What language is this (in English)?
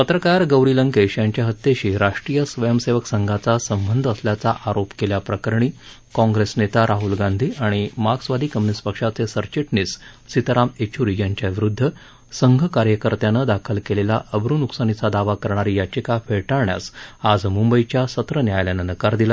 Marathi